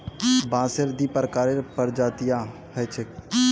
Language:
Magahi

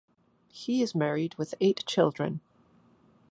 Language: English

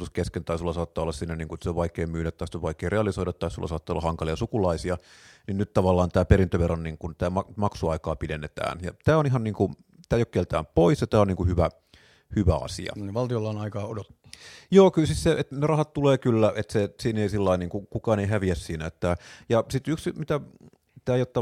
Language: Finnish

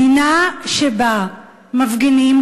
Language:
Hebrew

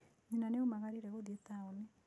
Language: Kikuyu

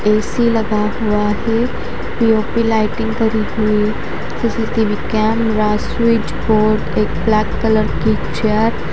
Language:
Hindi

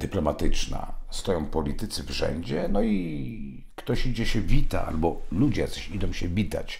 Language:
Polish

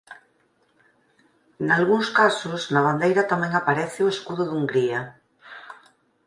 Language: Galician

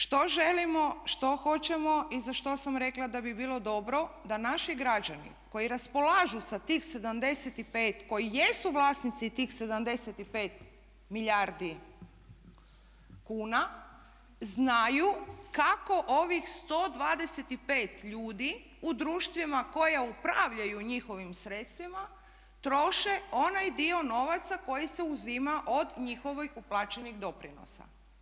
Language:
Croatian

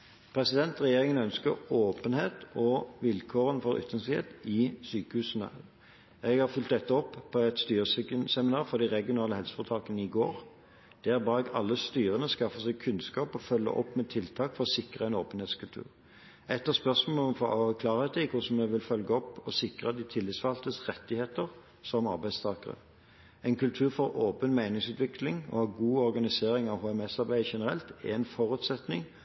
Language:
Norwegian Bokmål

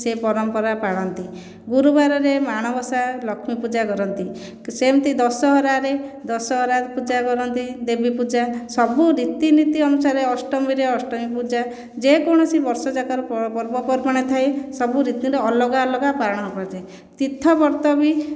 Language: Odia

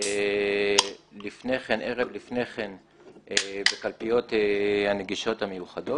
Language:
Hebrew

